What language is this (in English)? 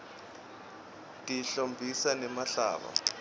Swati